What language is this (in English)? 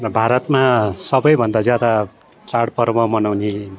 Nepali